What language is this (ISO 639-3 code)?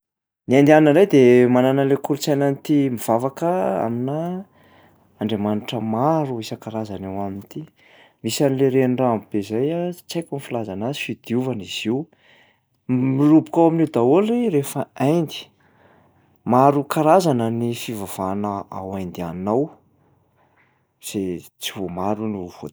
mlg